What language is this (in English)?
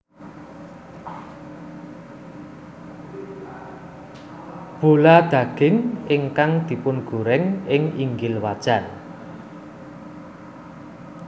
Javanese